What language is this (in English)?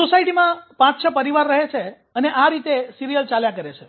Gujarati